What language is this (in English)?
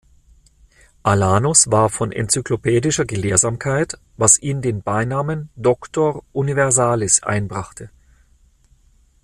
German